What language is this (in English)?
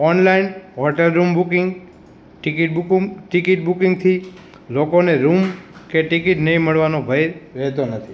Gujarati